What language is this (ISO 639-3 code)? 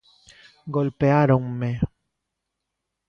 glg